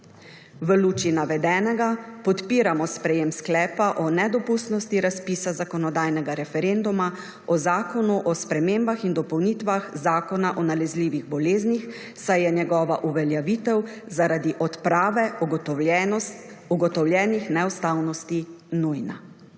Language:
Slovenian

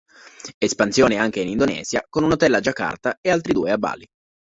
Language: Italian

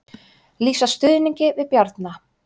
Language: Icelandic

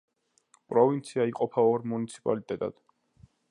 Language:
Georgian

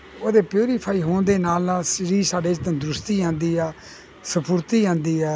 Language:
Punjabi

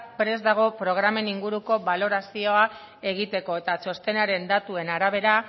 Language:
Basque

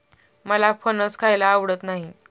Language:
Marathi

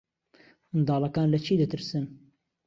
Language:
Central Kurdish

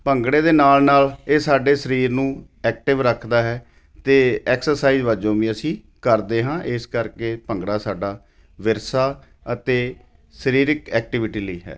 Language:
Punjabi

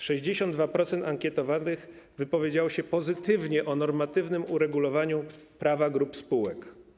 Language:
Polish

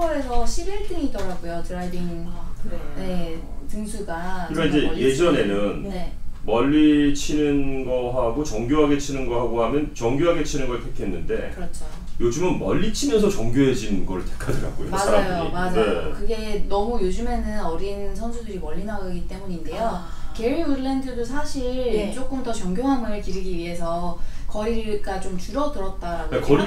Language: Korean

